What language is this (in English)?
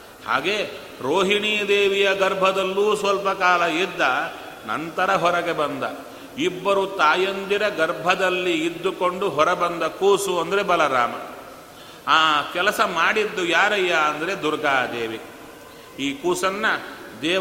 Kannada